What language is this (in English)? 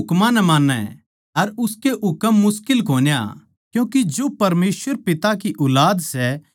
Haryanvi